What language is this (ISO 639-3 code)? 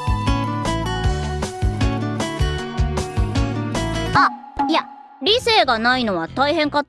jpn